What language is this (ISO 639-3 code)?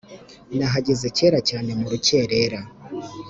kin